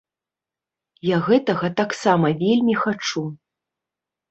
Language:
Belarusian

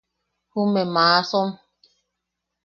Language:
Yaqui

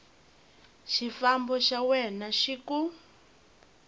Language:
Tsonga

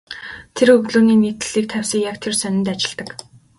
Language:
Mongolian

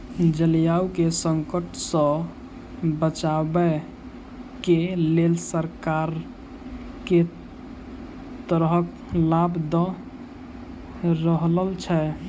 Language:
Maithili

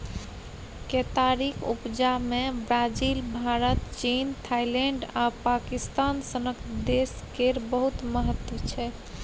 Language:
Maithili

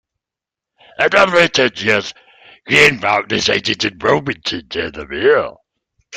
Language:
English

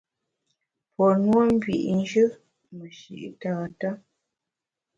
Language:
Bamun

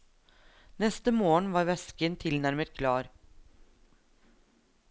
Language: Norwegian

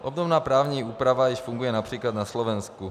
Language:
Czech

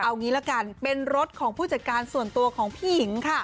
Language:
Thai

